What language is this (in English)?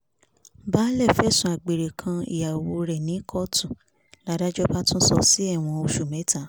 Yoruba